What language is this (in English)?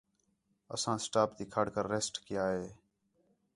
Khetrani